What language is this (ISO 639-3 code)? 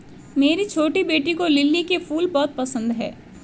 hin